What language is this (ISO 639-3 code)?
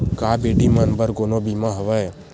hne